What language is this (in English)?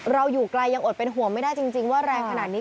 Thai